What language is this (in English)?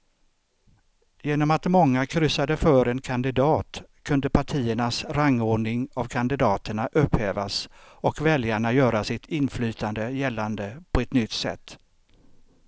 Swedish